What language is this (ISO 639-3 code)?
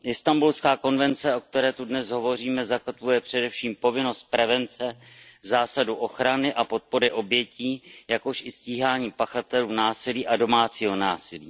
ces